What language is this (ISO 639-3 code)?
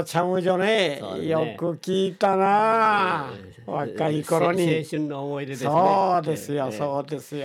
jpn